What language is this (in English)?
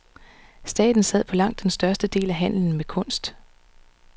Danish